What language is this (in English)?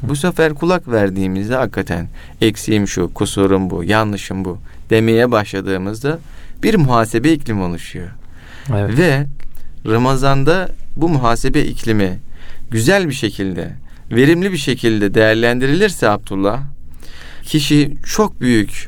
Turkish